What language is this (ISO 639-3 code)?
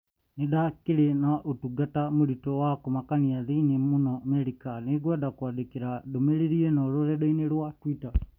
kik